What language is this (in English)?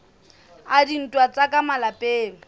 Southern Sotho